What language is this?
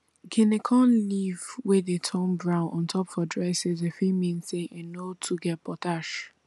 Nigerian Pidgin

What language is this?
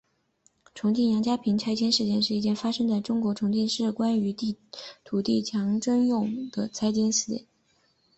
Chinese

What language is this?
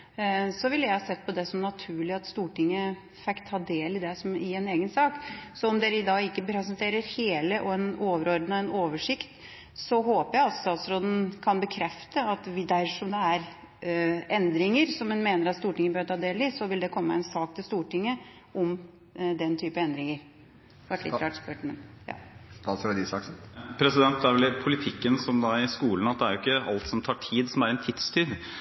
Norwegian Bokmål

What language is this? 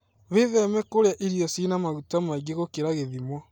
Kikuyu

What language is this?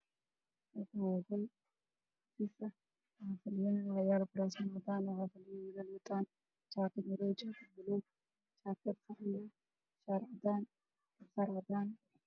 Somali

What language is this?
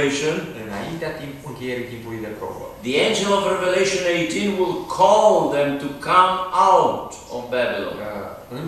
Romanian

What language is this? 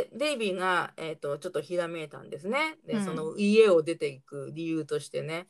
Japanese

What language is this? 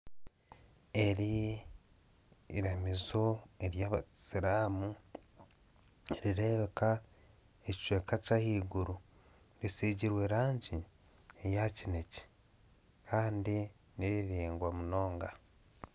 Nyankole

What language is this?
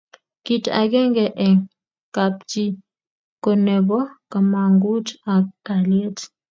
Kalenjin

